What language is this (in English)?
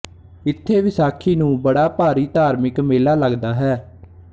Punjabi